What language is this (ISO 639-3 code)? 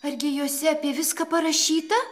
lit